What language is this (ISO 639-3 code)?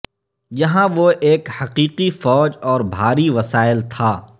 urd